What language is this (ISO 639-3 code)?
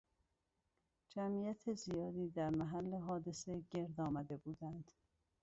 fas